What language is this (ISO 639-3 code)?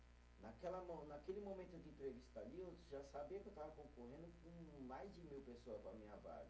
por